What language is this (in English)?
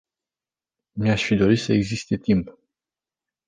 Romanian